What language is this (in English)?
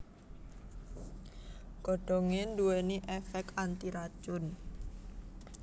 Javanese